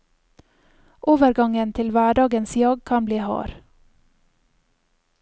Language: Norwegian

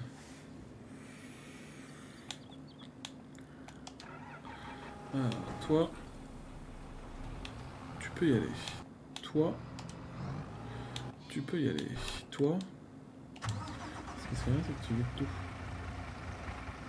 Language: French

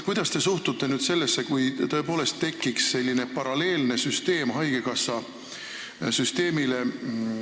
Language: Estonian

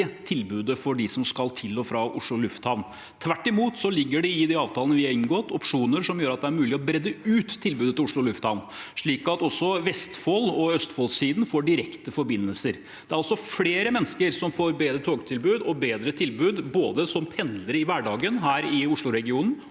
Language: Norwegian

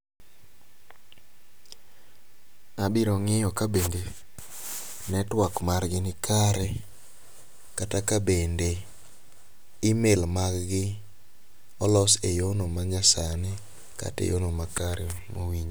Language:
Luo (Kenya and Tanzania)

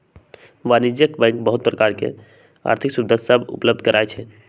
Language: Magahi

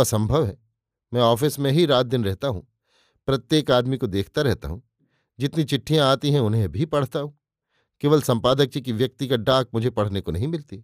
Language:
Hindi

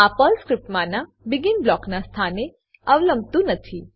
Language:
Gujarati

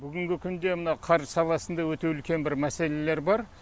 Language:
Kazakh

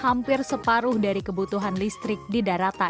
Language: Indonesian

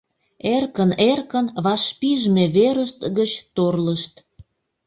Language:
Mari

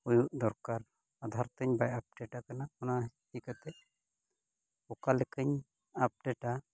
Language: Santali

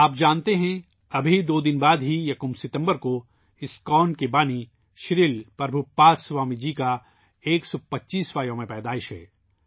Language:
Urdu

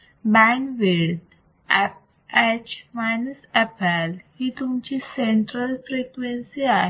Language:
Marathi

